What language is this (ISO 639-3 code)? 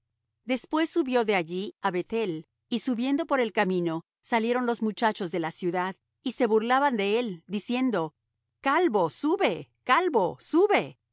spa